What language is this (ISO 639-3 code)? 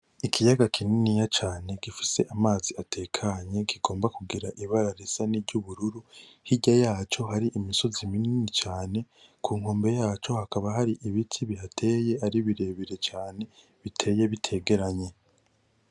run